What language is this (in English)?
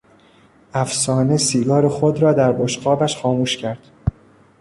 Persian